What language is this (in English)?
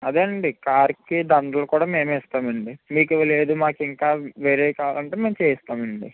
Telugu